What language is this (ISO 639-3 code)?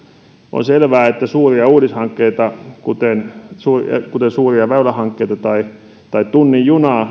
fin